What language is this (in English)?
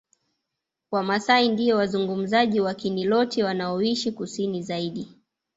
Swahili